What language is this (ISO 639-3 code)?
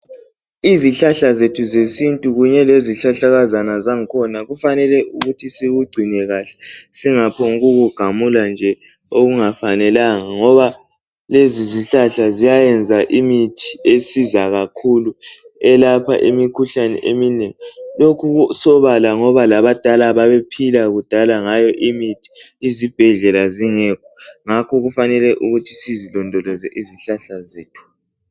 nde